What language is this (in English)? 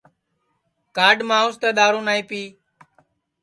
Sansi